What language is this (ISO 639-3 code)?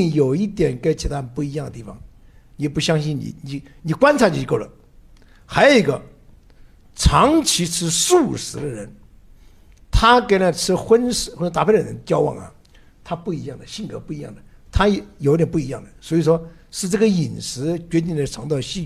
zho